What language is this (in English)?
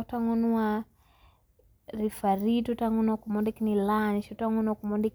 Luo (Kenya and Tanzania)